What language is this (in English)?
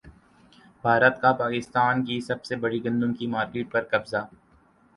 Urdu